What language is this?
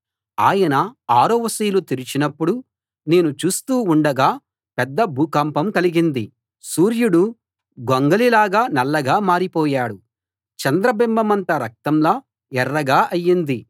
Telugu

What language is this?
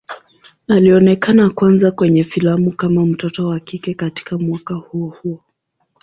Swahili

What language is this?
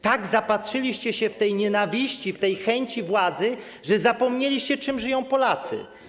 Polish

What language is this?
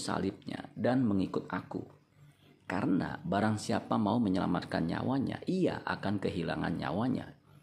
Indonesian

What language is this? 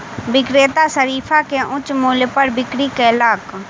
Maithili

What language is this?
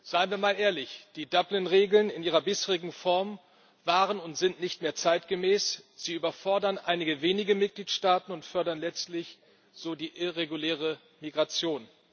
German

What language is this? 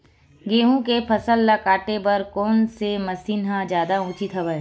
Chhattisgarhi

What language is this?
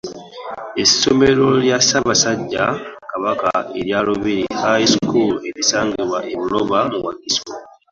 Ganda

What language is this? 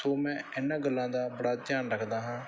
Punjabi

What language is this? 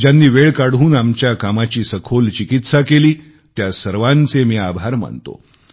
Marathi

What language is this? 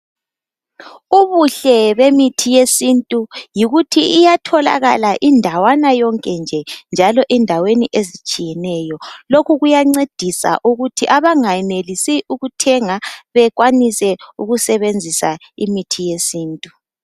North Ndebele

